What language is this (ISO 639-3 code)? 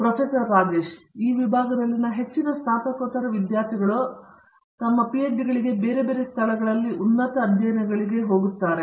kan